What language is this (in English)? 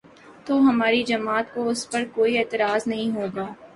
Urdu